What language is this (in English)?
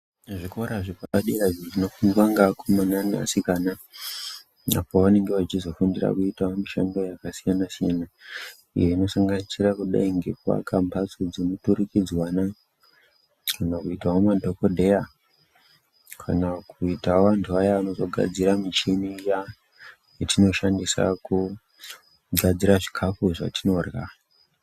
Ndau